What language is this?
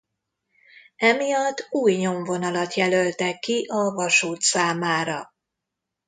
Hungarian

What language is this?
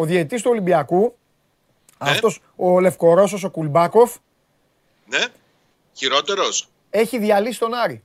Greek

